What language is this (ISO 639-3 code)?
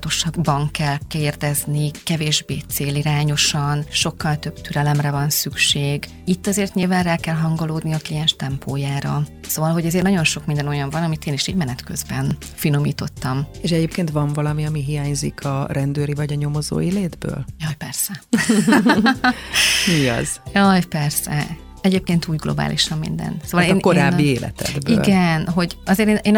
hun